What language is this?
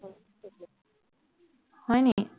Assamese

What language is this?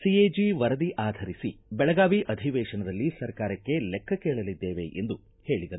Kannada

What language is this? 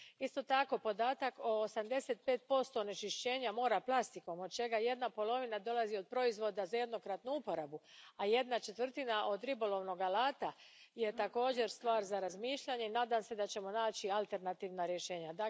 Croatian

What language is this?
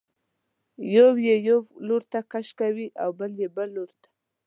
Pashto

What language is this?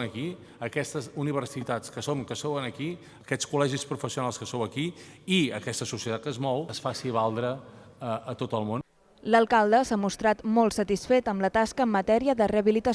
Catalan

